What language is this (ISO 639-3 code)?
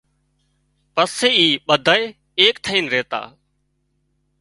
kxp